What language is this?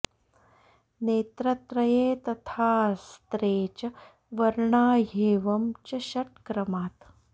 Sanskrit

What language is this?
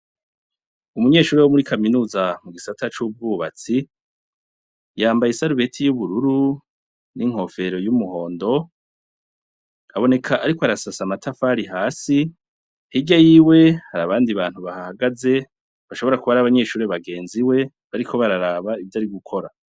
Rundi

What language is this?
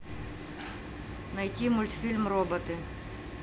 Russian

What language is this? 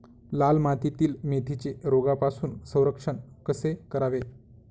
Marathi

